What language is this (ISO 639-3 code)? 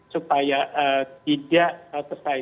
ind